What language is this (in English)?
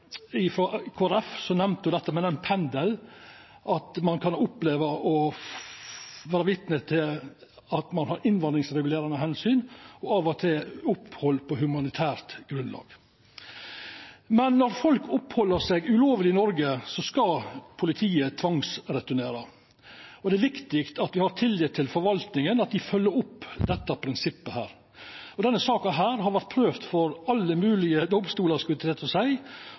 Norwegian Nynorsk